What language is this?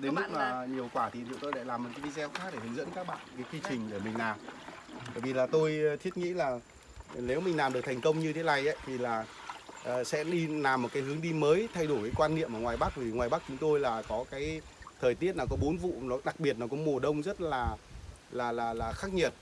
Vietnamese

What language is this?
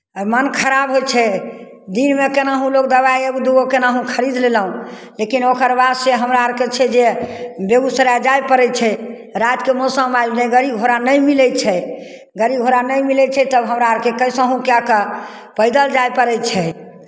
Maithili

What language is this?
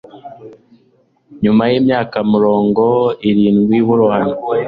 Kinyarwanda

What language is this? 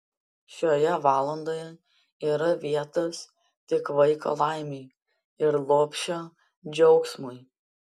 Lithuanian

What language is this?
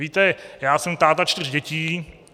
Czech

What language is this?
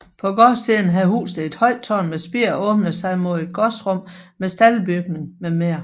Danish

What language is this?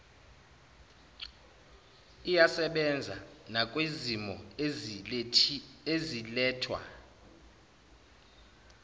Zulu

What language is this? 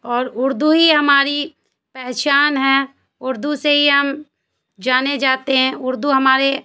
Urdu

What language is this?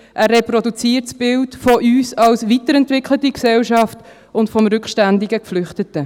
Swiss German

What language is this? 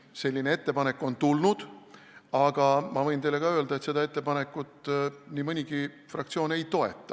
Estonian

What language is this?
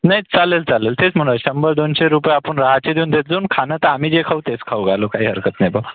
Marathi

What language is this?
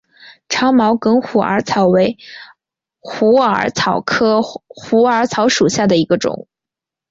Chinese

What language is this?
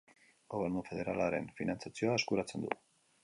Basque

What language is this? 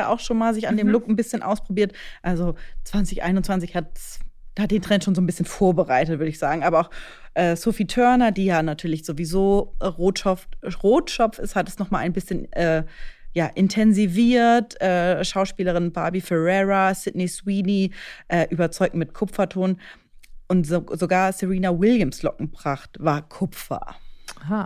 German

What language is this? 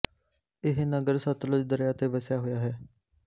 Punjabi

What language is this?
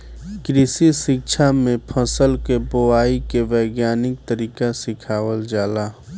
Bhojpuri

